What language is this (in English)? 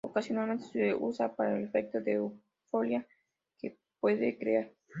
Spanish